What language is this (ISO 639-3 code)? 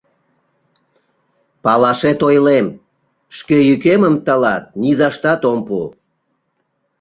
chm